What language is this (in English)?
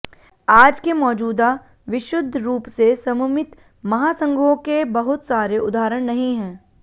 Hindi